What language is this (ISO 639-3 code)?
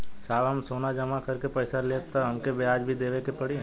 bho